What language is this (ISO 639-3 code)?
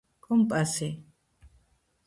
kat